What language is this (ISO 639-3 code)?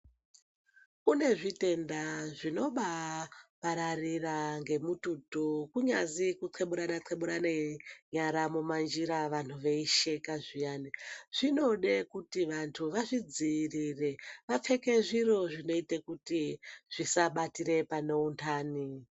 ndc